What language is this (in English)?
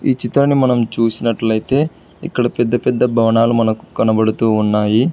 Telugu